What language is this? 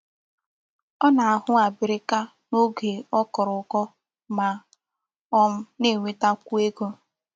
Igbo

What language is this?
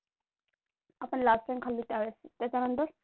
Marathi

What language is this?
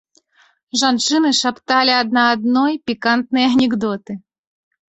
Belarusian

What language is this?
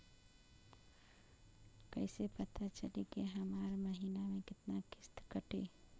Bhojpuri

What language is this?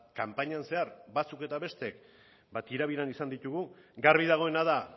Basque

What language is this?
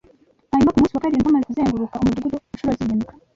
Kinyarwanda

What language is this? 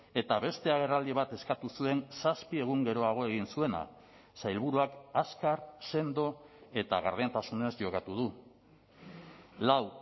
Basque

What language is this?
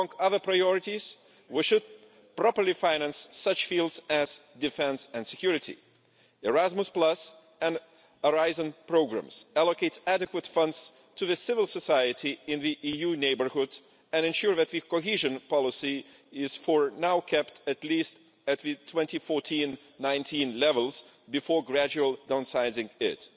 English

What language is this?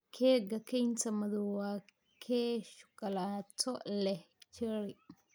Somali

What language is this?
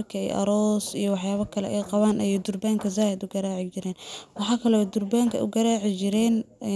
Somali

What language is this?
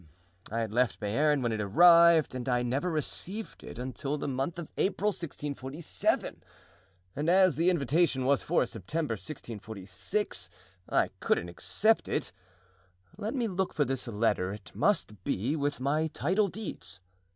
English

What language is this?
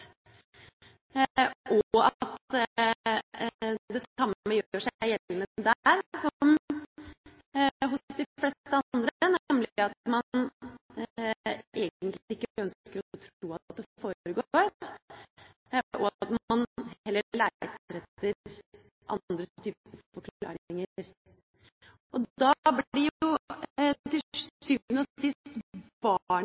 Norwegian Bokmål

